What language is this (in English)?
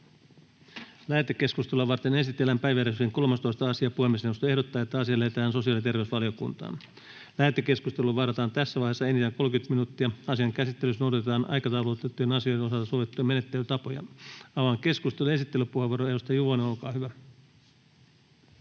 Finnish